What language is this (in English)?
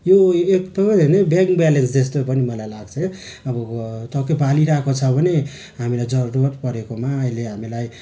Nepali